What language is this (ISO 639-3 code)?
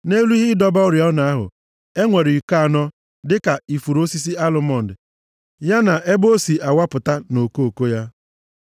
ibo